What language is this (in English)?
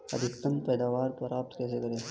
Hindi